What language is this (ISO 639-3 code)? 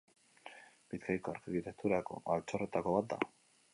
eus